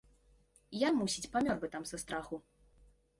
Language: Belarusian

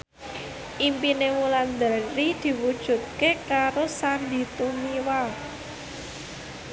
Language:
Javanese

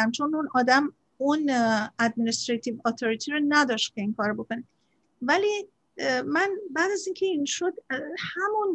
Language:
Persian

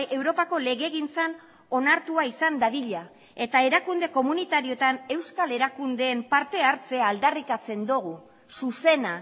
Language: Basque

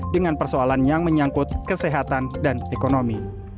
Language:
Indonesian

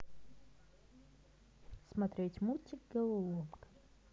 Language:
Russian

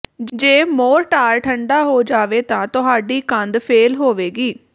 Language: Punjabi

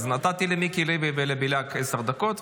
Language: Hebrew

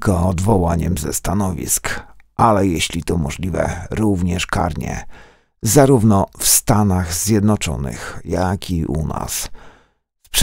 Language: Polish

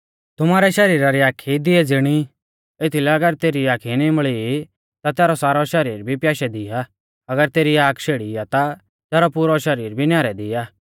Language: Mahasu Pahari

